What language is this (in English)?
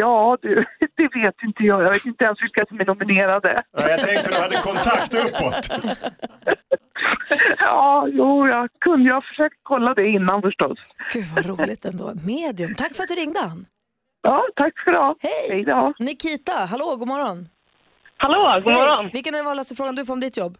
Swedish